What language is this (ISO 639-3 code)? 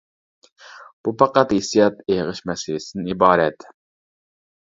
uig